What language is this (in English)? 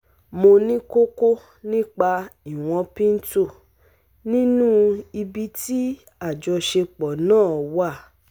Yoruba